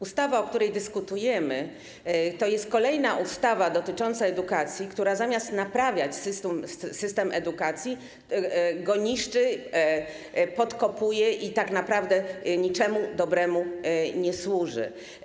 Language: Polish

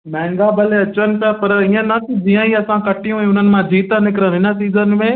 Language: Sindhi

